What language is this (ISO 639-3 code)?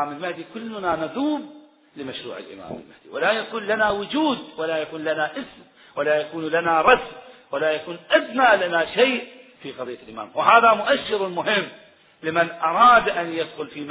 ara